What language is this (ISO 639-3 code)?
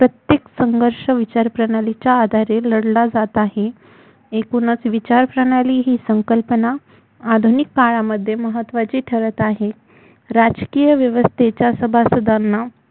mar